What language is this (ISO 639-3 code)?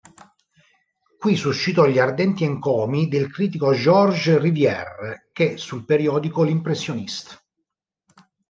ita